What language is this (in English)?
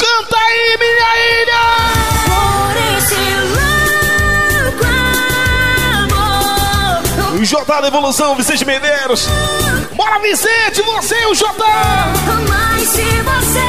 Portuguese